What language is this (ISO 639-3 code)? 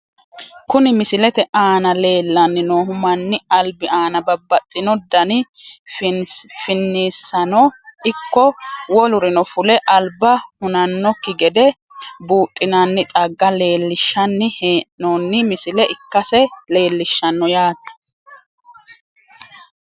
sid